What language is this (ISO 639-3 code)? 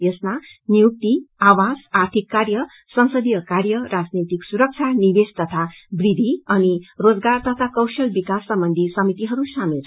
nep